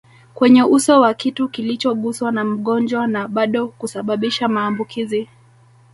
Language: Swahili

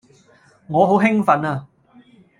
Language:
Cantonese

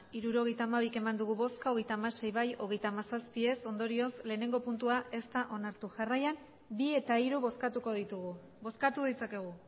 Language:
Basque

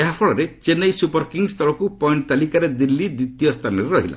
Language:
Odia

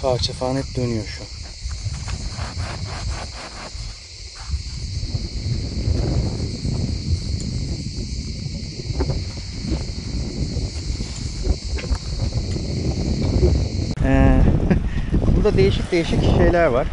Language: Turkish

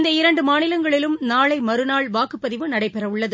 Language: Tamil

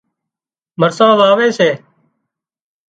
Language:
Wadiyara Koli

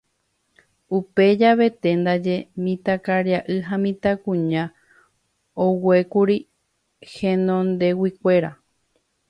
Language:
Guarani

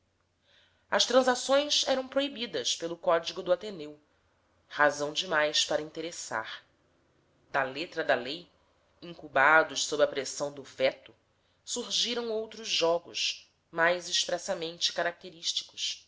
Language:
Portuguese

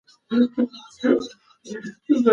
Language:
Pashto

